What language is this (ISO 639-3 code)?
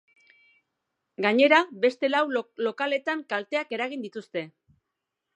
eus